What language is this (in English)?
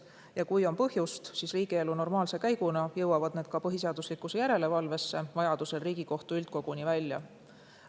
Estonian